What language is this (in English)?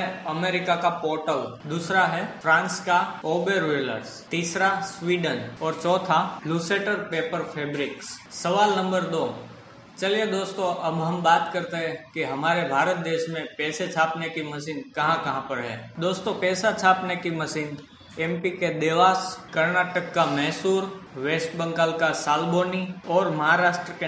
Hindi